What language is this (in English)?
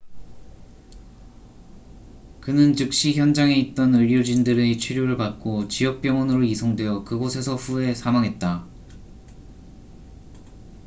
Korean